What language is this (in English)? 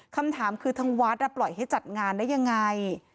Thai